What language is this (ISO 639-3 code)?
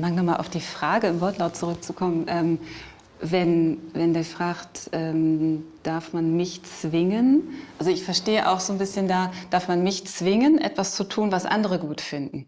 deu